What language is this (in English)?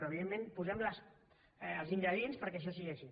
Catalan